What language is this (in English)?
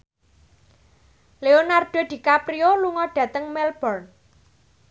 Javanese